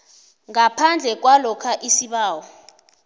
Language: South Ndebele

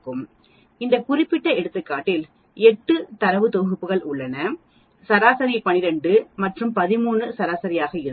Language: Tamil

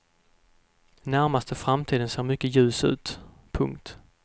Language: Swedish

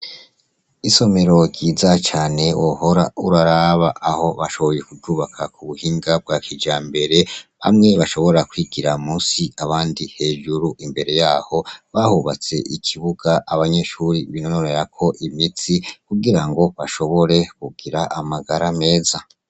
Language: Rundi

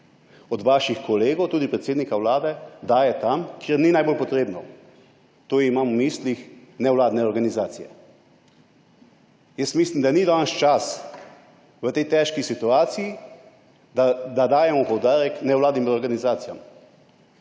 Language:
Slovenian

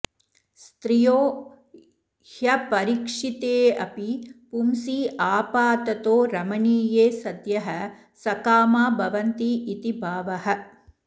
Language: Sanskrit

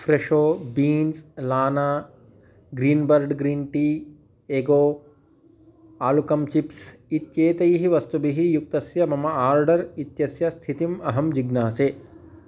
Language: Sanskrit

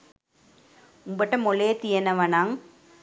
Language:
Sinhala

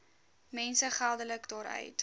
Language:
Afrikaans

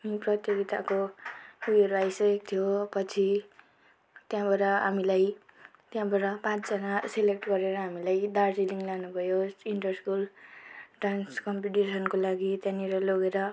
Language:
Nepali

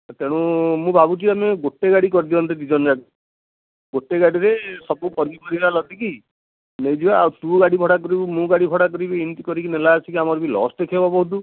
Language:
Odia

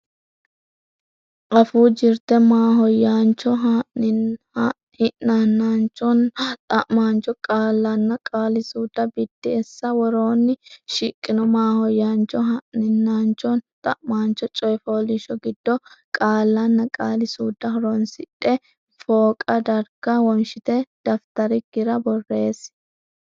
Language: Sidamo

